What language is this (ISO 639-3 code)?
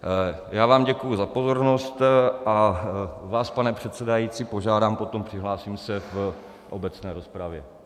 ces